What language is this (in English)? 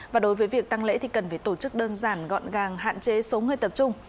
Vietnamese